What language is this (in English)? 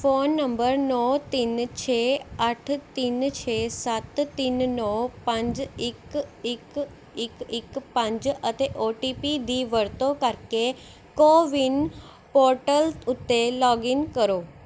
Punjabi